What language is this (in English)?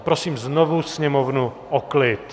Czech